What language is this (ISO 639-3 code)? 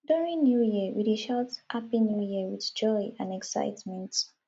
pcm